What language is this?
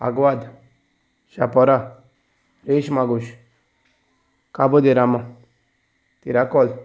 Konkani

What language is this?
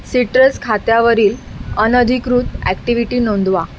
Marathi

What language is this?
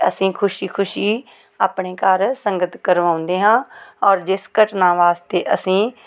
Punjabi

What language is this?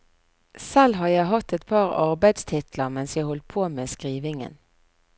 Norwegian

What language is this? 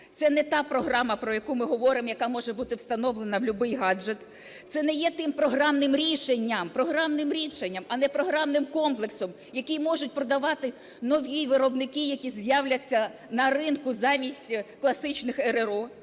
Ukrainian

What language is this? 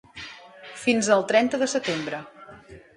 Catalan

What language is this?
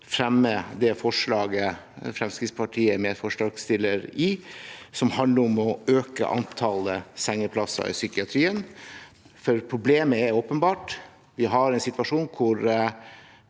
Norwegian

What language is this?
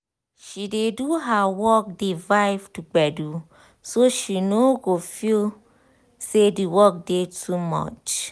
Nigerian Pidgin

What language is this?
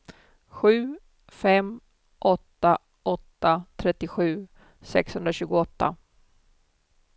Swedish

